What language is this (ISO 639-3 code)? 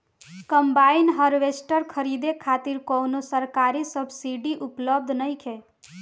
bho